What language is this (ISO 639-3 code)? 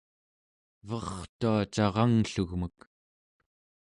esu